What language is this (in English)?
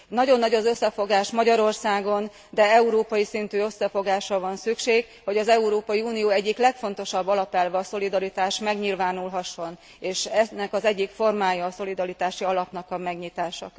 Hungarian